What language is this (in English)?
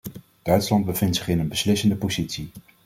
Dutch